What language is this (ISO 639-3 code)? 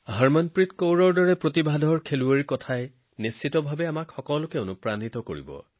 asm